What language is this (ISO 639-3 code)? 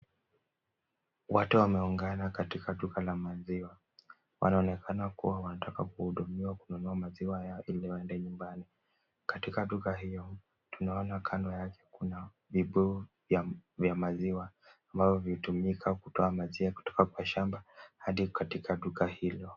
swa